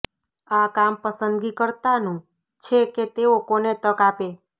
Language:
Gujarati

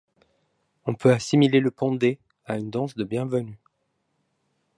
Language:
French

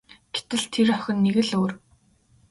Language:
Mongolian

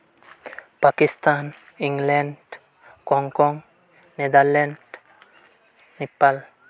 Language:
Santali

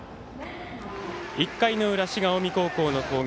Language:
Japanese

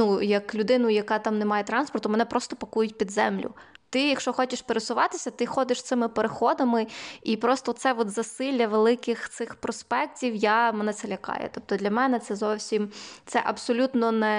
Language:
Ukrainian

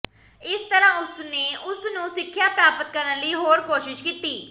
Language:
Punjabi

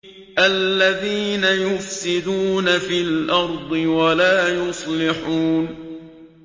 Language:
Arabic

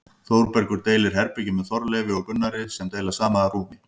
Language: Icelandic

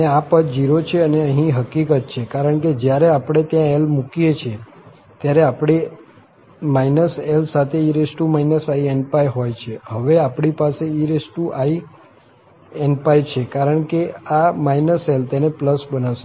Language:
Gujarati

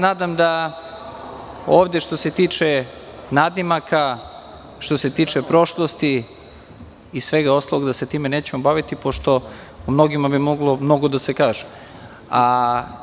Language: Serbian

